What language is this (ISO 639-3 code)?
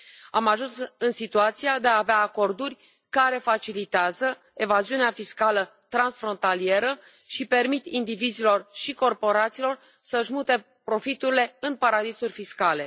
ron